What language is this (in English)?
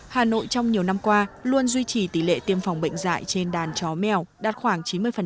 Vietnamese